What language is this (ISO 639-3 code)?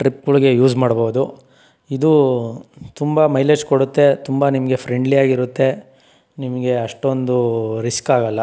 kan